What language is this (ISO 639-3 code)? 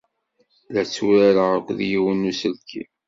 kab